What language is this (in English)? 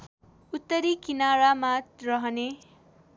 Nepali